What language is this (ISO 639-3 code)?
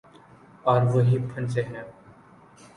urd